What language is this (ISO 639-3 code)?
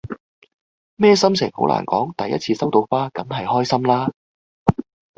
yue